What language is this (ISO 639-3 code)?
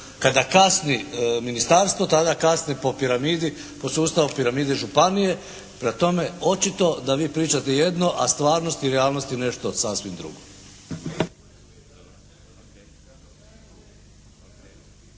hrv